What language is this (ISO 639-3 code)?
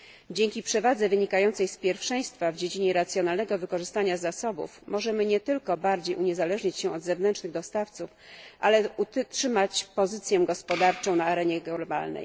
pol